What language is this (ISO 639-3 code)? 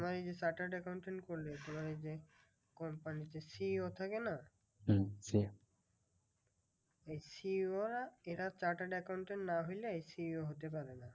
ben